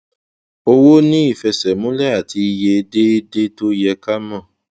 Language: Yoruba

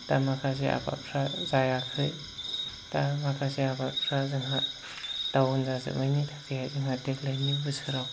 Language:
Bodo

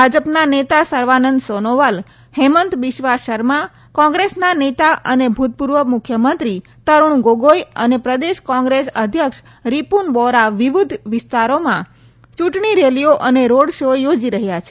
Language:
Gujarati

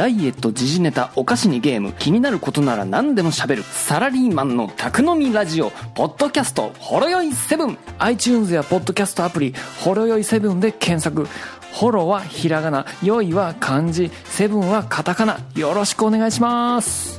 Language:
Japanese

